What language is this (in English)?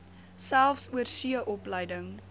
Afrikaans